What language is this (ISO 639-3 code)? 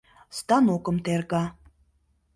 chm